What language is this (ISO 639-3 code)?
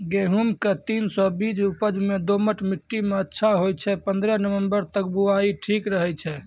mai